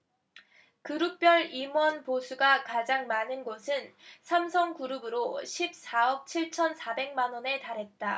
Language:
Korean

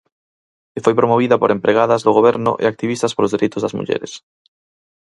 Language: Galician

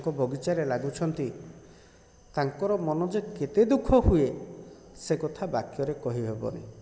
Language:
Odia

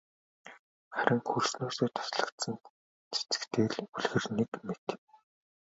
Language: Mongolian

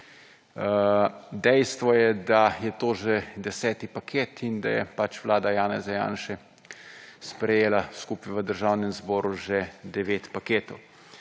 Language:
Slovenian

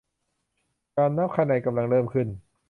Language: Thai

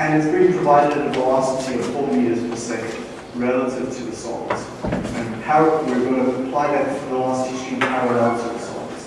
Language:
English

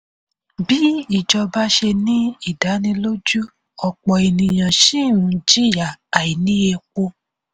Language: Yoruba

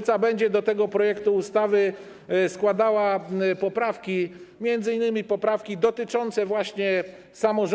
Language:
Polish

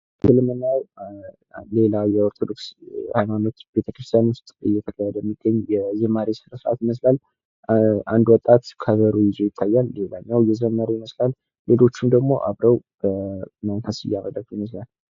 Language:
Amharic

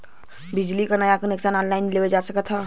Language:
Bhojpuri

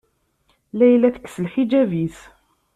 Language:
Kabyle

